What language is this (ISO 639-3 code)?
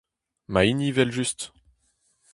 bre